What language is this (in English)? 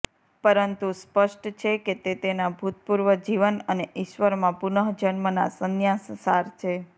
Gujarati